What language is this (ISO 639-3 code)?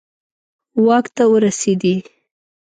pus